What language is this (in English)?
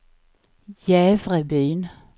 Swedish